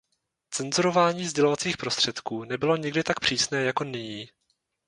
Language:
Czech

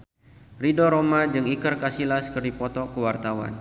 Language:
Sundanese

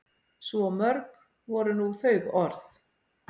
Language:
Icelandic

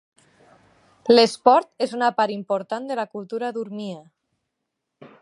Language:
Catalan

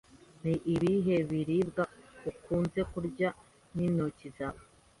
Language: Kinyarwanda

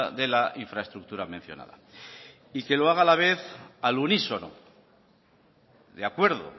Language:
Spanish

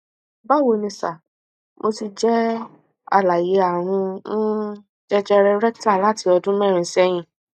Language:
Yoruba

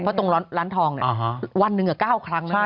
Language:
Thai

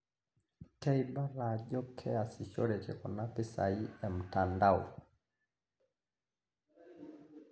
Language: Masai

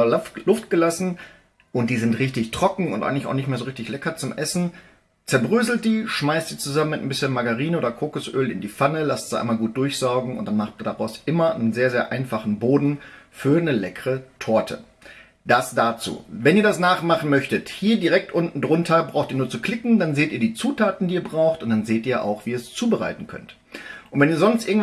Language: German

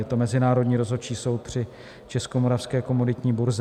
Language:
Czech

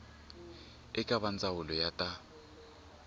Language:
Tsonga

